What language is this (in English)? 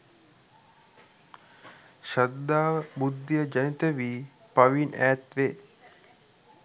Sinhala